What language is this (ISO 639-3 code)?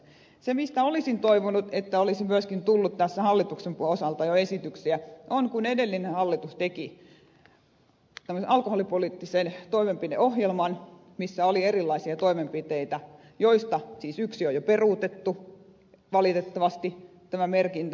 fin